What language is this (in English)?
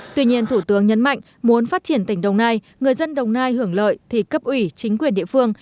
Vietnamese